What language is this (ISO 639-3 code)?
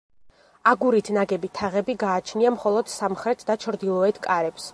kat